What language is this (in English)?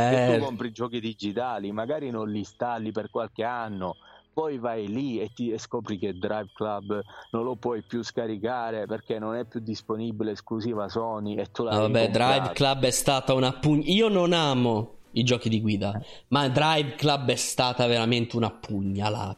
Italian